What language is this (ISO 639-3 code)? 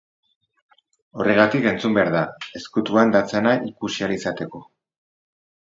eus